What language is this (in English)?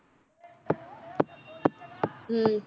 Punjabi